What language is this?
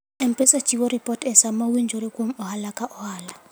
Luo (Kenya and Tanzania)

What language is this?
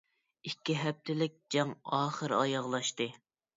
Uyghur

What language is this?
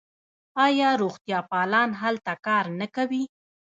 Pashto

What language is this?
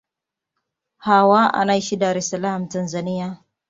Swahili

